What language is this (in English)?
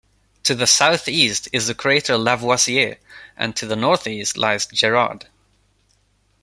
English